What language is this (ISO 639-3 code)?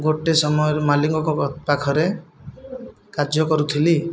ori